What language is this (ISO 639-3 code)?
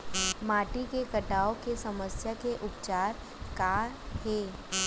hne